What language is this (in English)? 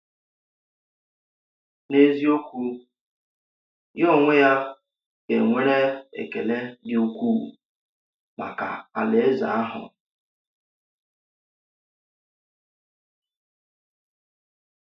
Igbo